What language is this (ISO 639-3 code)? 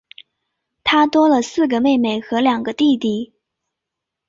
zho